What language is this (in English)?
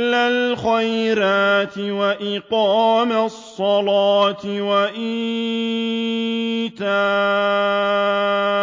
Arabic